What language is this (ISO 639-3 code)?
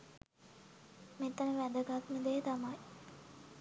sin